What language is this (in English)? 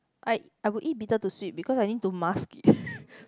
English